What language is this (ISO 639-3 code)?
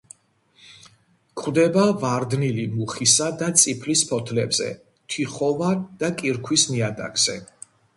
kat